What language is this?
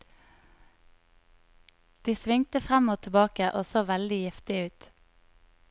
Norwegian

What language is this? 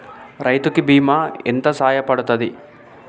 Telugu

